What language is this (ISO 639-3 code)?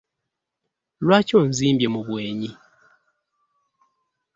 lug